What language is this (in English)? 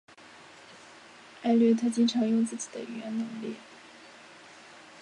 Chinese